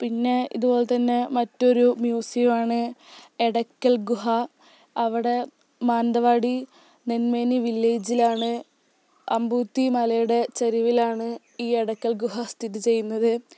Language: Malayalam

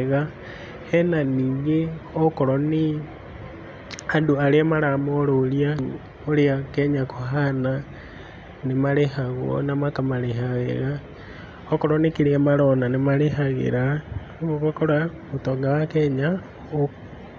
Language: Kikuyu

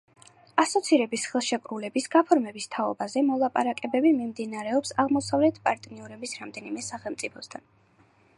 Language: Georgian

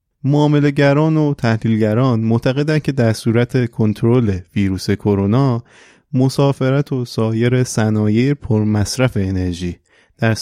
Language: Persian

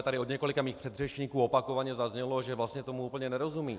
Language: Czech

